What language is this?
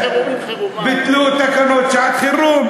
Hebrew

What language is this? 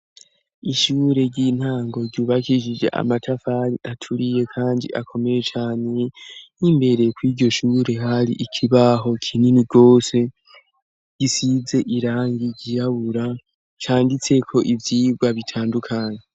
Rundi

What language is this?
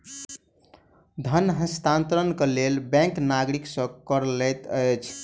Maithili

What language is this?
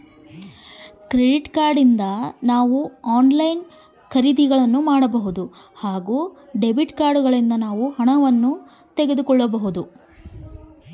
Kannada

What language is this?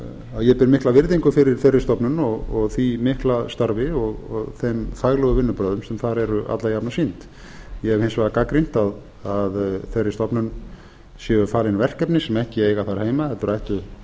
Icelandic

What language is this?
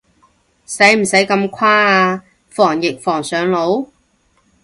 Cantonese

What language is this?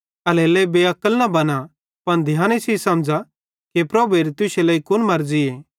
Bhadrawahi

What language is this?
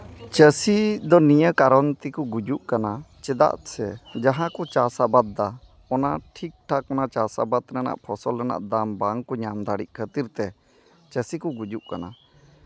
Santali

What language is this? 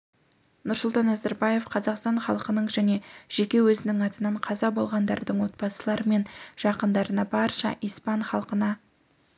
Kazakh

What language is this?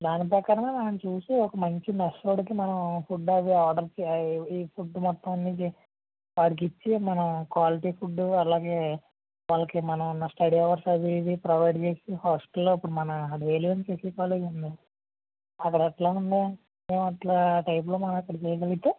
Telugu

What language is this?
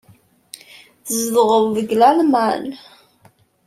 Kabyle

